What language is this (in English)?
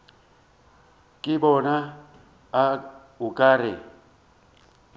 Northern Sotho